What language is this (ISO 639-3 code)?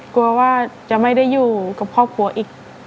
tha